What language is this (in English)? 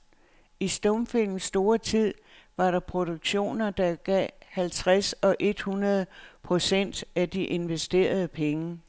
Danish